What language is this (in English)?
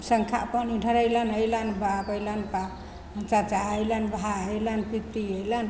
Maithili